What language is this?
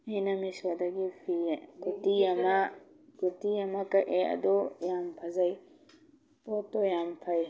Manipuri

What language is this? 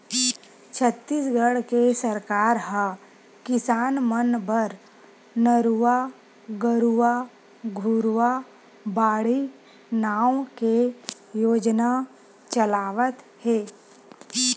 Chhattisgarhi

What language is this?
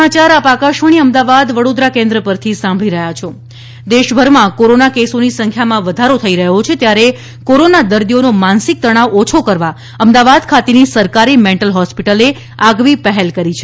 Gujarati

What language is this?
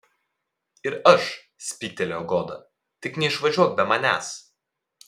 Lithuanian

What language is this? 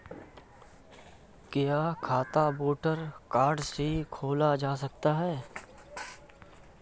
Hindi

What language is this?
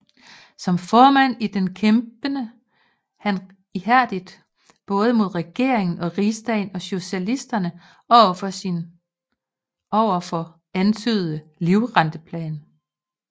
Danish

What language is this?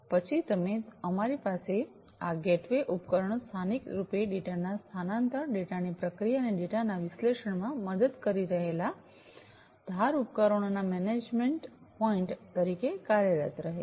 Gujarati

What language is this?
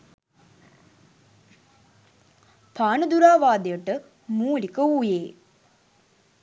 Sinhala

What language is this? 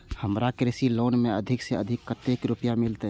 Maithili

